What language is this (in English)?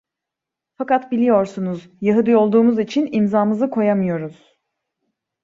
Turkish